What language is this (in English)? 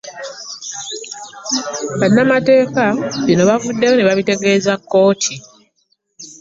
Ganda